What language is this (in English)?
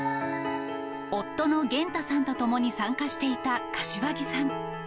Japanese